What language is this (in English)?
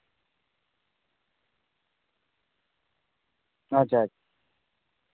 Santali